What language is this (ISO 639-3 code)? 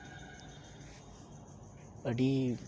sat